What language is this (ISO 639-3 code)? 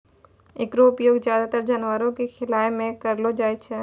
mai